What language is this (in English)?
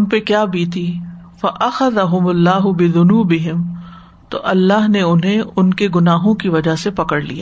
Urdu